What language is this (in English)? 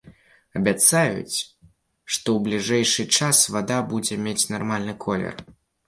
Belarusian